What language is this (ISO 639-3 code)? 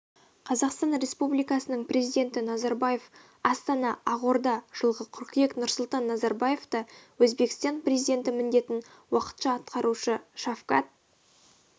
kaz